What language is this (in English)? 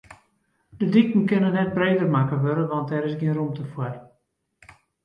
Western Frisian